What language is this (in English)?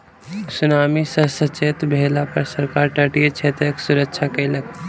Maithili